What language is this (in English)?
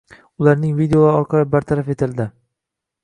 Uzbek